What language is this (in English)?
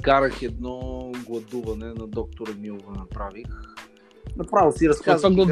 Bulgarian